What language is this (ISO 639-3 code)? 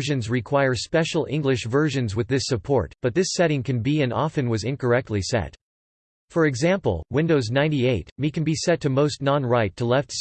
eng